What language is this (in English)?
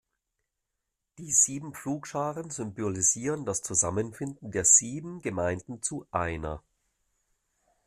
German